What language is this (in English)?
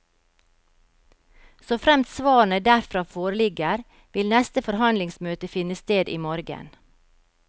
Norwegian